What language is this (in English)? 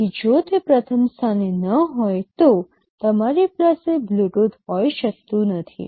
Gujarati